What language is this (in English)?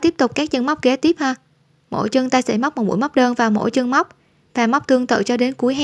Vietnamese